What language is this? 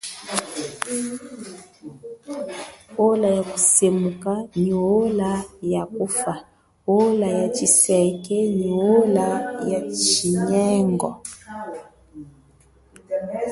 Chokwe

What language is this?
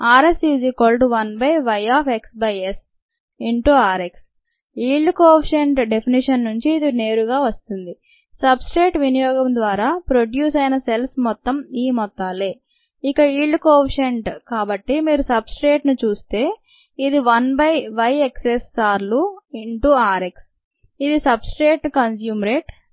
Telugu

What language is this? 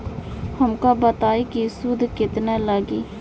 Bhojpuri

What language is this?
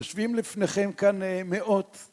Hebrew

